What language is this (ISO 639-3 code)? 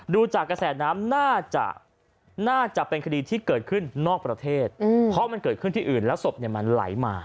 tha